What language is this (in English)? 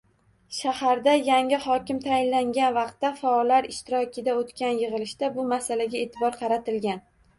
Uzbek